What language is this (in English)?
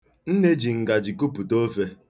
Igbo